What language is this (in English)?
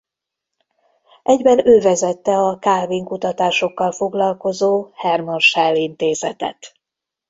Hungarian